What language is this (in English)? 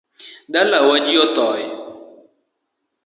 Luo (Kenya and Tanzania)